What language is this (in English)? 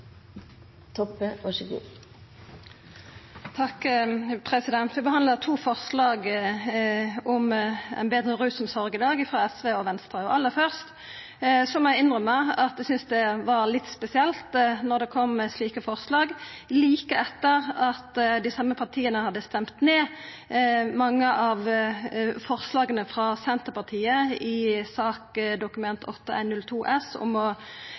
Norwegian Nynorsk